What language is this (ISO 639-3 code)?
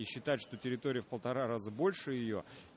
rus